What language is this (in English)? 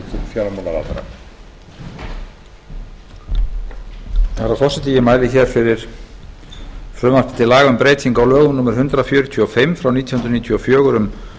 Icelandic